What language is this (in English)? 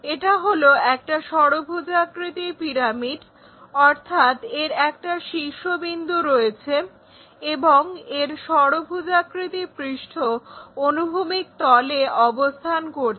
Bangla